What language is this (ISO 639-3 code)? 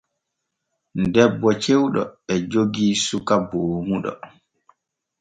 fue